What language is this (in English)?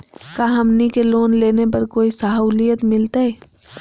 Magahi